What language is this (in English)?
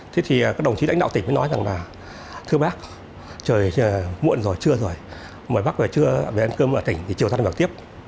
Vietnamese